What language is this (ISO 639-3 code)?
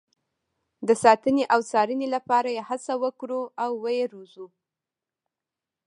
pus